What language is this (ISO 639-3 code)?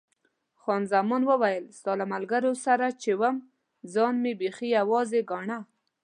pus